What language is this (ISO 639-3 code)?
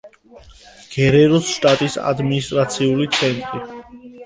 kat